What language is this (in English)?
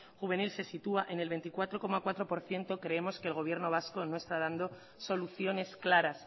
Spanish